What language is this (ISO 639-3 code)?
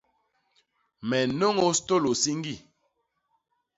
bas